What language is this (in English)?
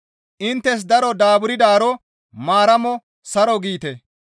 Gamo